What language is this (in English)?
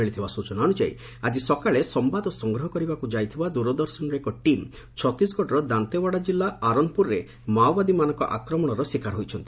Odia